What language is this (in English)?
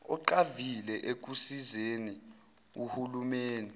Zulu